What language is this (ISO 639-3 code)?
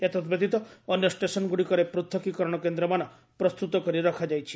ori